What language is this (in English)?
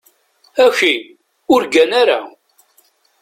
Kabyle